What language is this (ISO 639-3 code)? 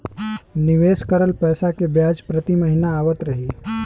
bho